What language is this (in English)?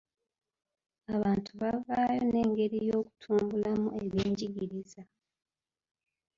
Ganda